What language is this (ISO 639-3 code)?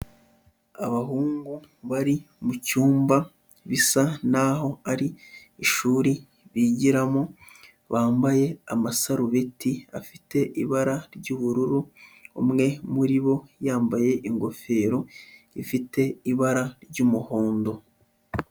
kin